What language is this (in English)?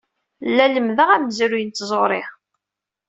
Kabyle